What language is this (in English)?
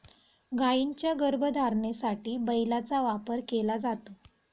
Marathi